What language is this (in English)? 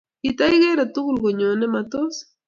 Kalenjin